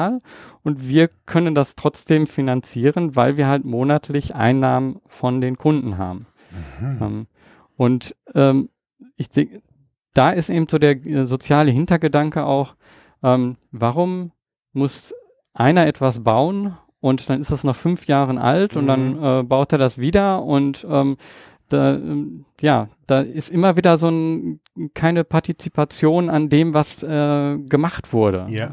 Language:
German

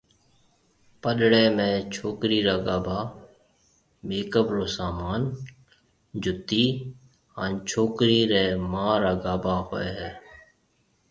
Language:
Marwari (Pakistan)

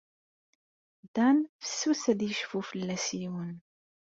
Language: Kabyle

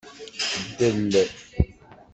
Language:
Kabyle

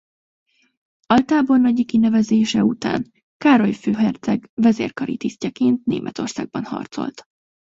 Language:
Hungarian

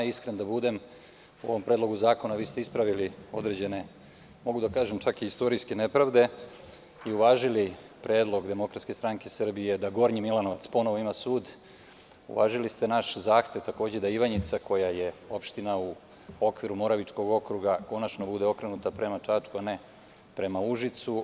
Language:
Serbian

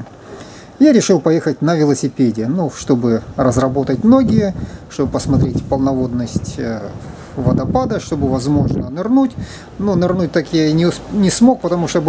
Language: Russian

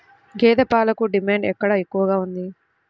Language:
Telugu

